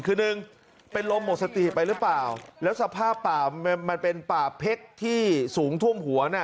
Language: Thai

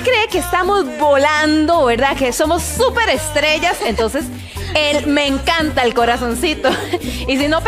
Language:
Spanish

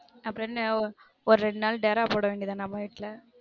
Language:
Tamil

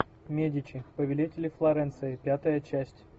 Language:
Russian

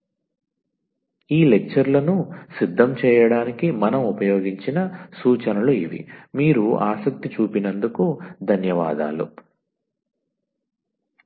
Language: Telugu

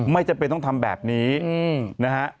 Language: Thai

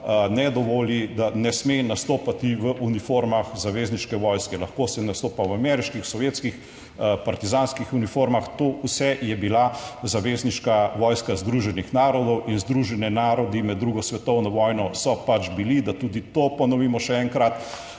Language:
Slovenian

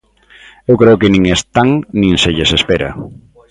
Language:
Galician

